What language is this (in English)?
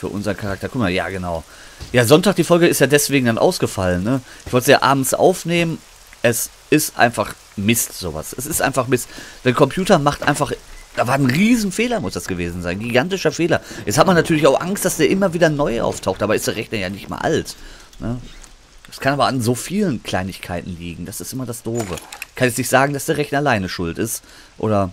German